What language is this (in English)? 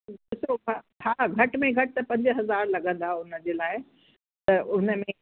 Sindhi